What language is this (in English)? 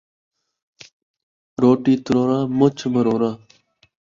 Saraiki